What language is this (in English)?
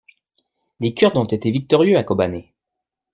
French